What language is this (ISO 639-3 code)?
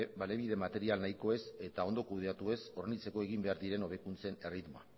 eus